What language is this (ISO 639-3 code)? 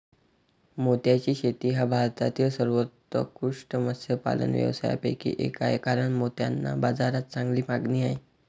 mar